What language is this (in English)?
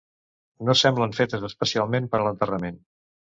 Catalan